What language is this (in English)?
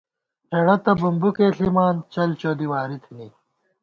Gawar-Bati